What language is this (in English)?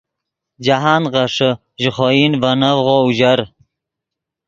Yidgha